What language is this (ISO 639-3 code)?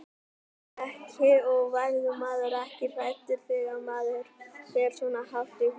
isl